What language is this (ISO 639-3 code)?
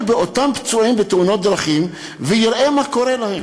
heb